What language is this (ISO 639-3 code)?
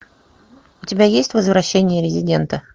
rus